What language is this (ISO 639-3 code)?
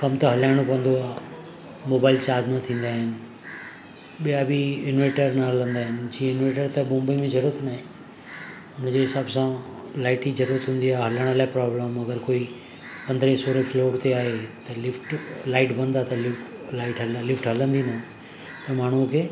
snd